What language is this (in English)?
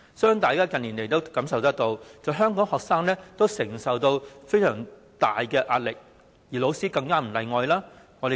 Cantonese